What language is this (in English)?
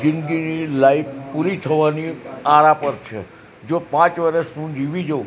Gujarati